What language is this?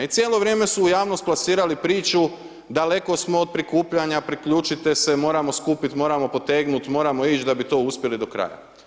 Croatian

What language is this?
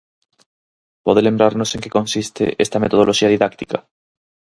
Galician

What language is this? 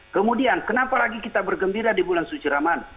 Indonesian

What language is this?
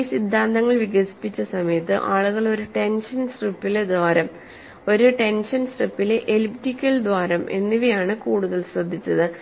Malayalam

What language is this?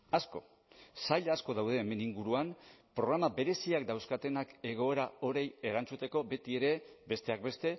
Basque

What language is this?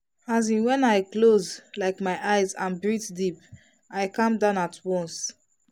Nigerian Pidgin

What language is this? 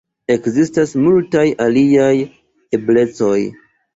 Esperanto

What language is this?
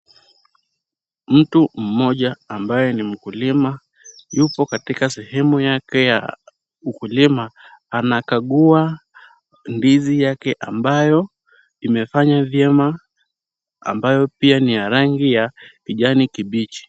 Swahili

